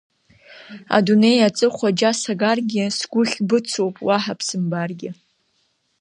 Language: Abkhazian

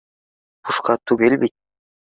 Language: Bashkir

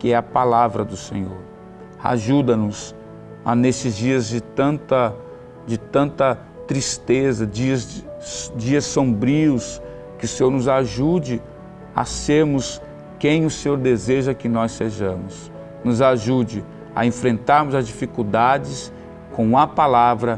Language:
Portuguese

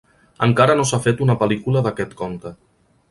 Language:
Catalan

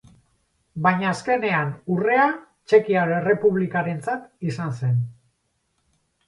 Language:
Basque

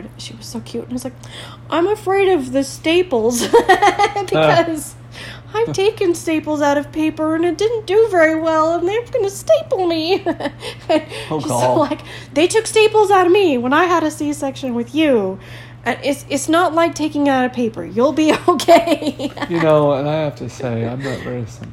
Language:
English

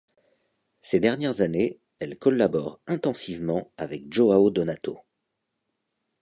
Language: French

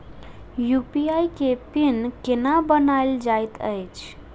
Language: Maithili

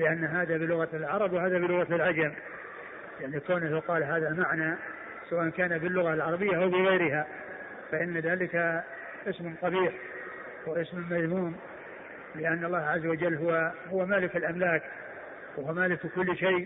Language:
Arabic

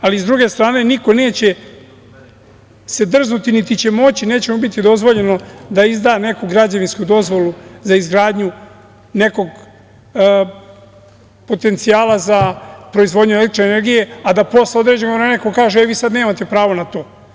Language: Serbian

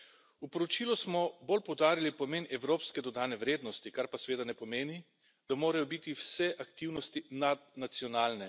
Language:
Slovenian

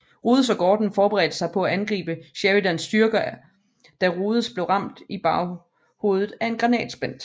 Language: Danish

